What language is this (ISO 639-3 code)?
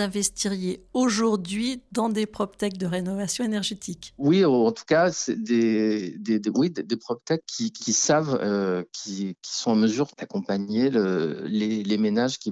fra